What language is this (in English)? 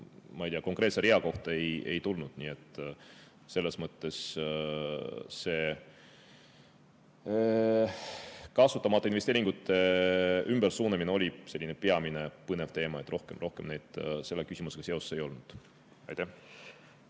Estonian